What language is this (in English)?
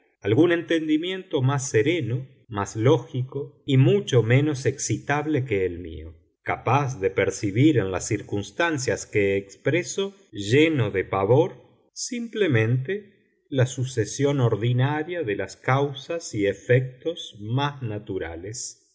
Spanish